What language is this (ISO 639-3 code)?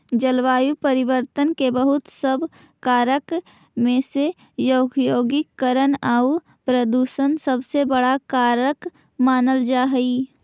mag